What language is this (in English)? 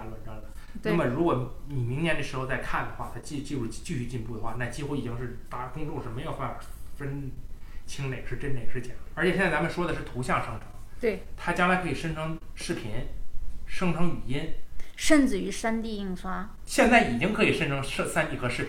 Chinese